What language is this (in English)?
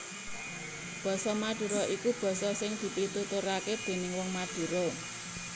Javanese